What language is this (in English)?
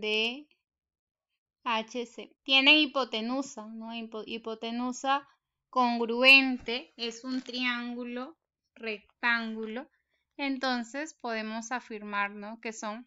Spanish